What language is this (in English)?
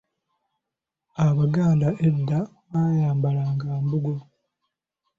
Ganda